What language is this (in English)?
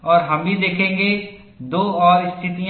Hindi